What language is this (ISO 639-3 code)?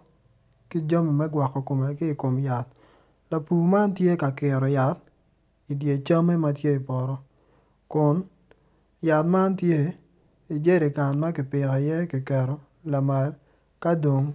ach